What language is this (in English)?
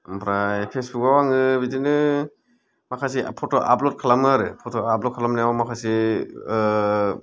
Bodo